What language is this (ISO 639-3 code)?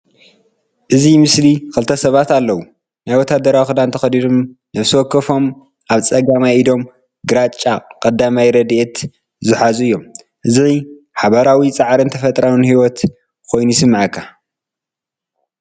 tir